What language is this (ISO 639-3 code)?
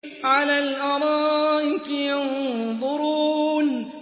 ara